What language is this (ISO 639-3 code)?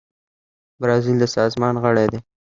pus